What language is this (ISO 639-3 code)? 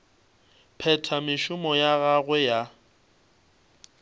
nso